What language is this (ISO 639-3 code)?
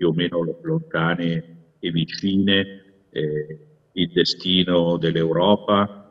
ita